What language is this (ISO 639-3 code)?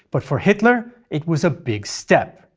eng